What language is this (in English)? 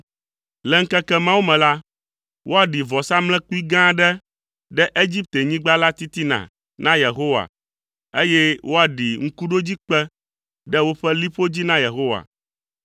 Ewe